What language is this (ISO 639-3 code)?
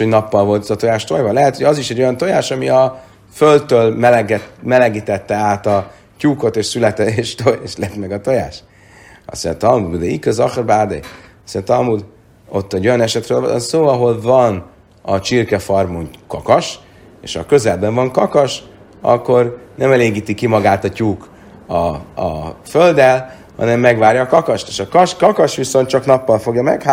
hun